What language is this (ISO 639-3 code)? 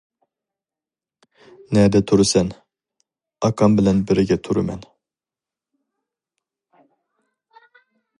uig